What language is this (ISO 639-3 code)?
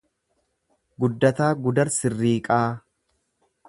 orm